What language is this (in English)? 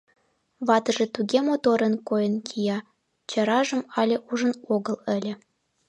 Mari